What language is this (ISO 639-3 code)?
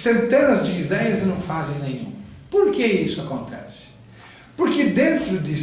por